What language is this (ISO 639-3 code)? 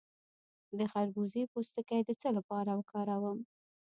pus